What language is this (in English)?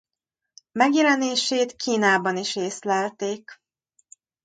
Hungarian